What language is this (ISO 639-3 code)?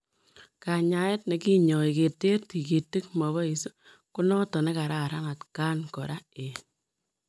kln